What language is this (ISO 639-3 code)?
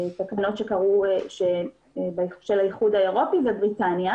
heb